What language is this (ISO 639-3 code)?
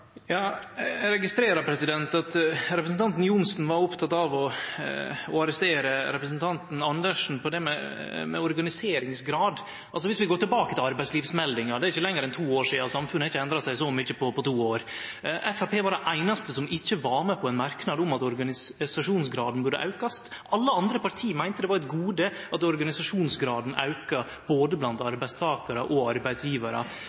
nor